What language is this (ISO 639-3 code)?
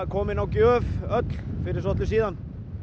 isl